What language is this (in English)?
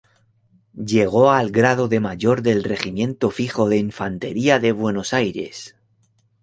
Spanish